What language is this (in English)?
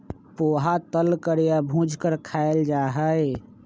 Magahi